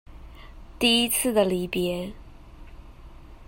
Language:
Chinese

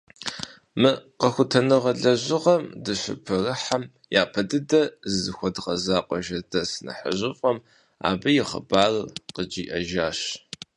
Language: Kabardian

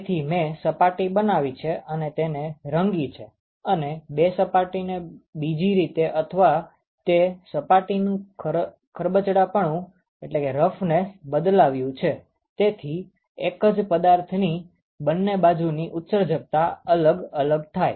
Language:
Gujarati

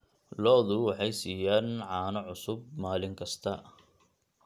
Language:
Somali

